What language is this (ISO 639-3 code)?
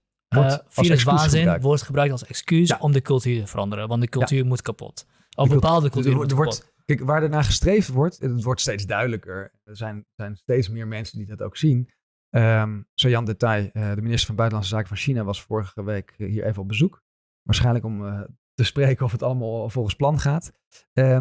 nld